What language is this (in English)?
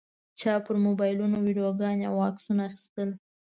Pashto